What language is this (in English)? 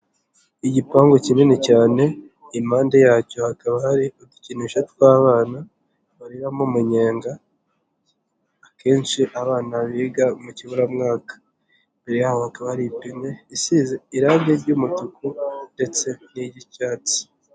Kinyarwanda